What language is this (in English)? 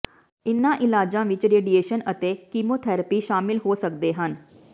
Punjabi